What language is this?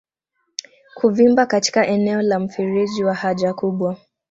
Swahili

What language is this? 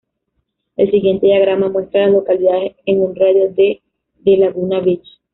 Spanish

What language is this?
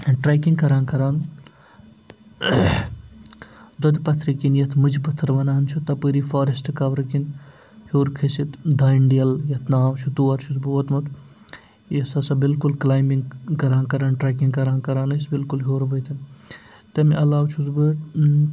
Kashmiri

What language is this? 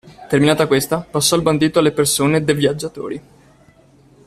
Italian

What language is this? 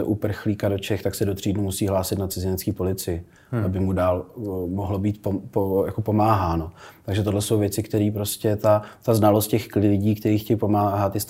Czech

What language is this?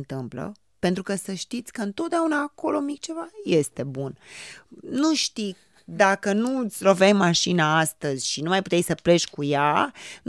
Romanian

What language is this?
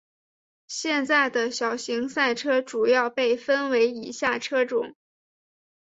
Chinese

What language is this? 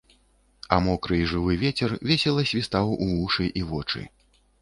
Belarusian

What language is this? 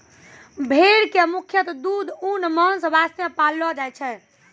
Maithili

